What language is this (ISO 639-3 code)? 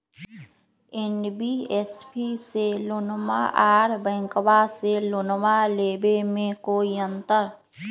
mag